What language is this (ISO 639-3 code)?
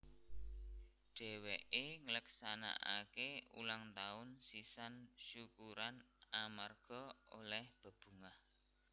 jav